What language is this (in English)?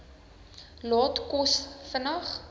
Afrikaans